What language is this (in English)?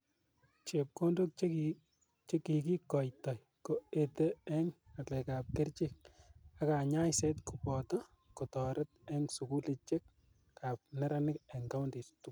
Kalenjin